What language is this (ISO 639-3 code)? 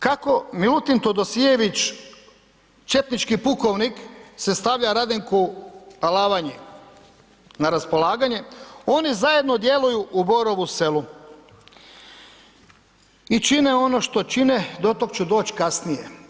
hrv